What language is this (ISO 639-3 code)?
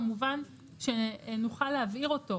heb